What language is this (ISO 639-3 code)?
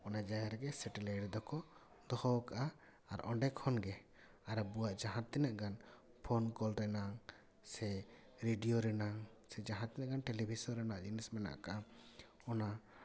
sat